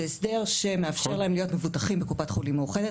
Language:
Hebrew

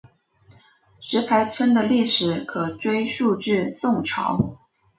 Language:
Chinese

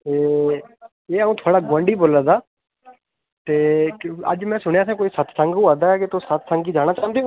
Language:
Dogri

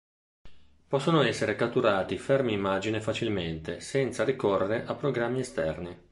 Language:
Italian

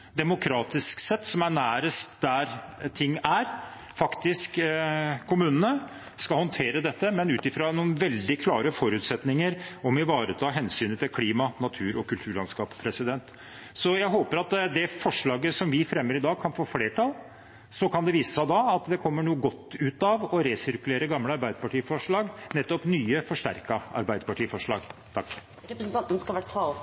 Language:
Norwegian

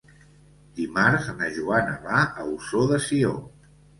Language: Catalan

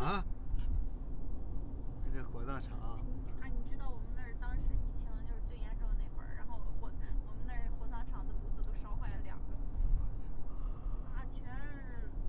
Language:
Chinese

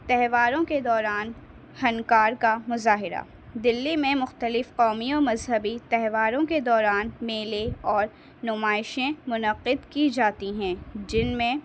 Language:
Urdu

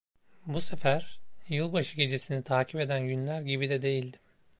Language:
Turkish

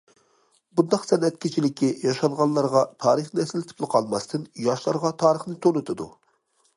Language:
Uyghur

